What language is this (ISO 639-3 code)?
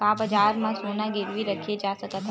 hne